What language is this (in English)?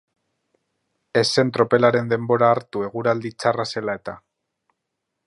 Basque